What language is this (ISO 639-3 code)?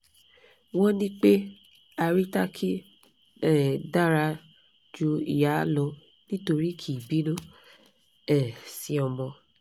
yor